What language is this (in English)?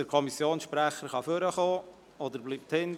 Swiss German